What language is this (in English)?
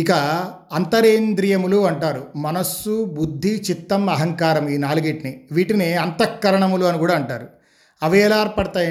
Telugu